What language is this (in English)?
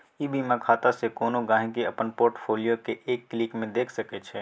Maithili